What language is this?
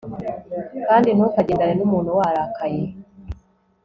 Kinyarwanda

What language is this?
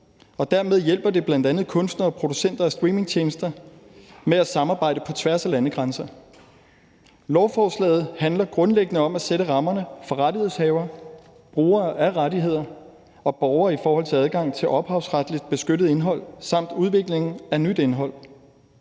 Danish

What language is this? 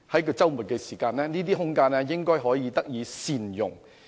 Cantonese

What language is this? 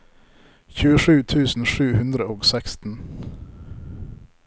Norwegian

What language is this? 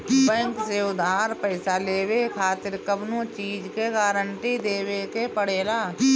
Bhojpuri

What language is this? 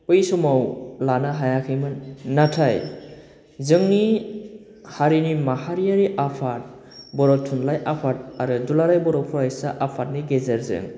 Bodo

